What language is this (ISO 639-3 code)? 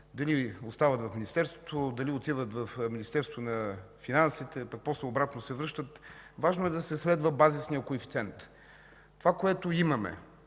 bul